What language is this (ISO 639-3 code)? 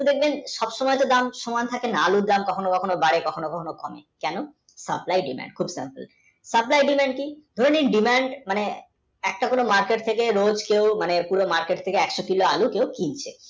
ben